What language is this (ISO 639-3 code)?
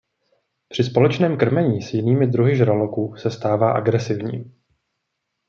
ces